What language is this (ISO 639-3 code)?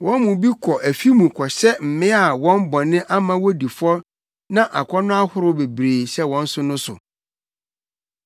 aka